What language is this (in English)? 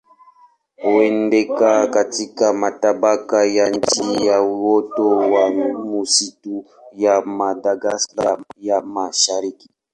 Swahili